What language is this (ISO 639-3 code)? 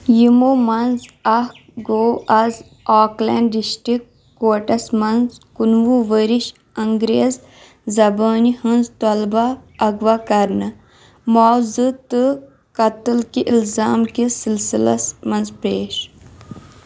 kas